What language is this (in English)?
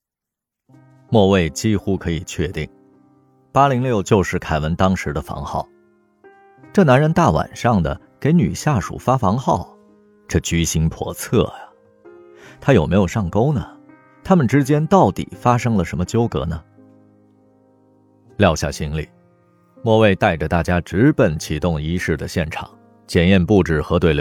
Chinese